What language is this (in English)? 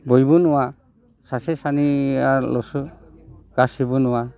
Bodo